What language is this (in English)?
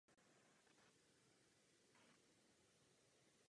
Czech